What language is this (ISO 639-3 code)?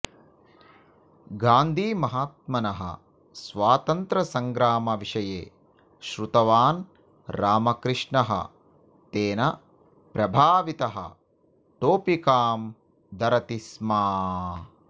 san